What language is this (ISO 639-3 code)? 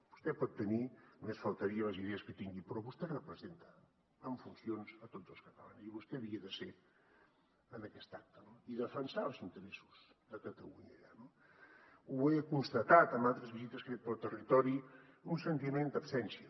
cat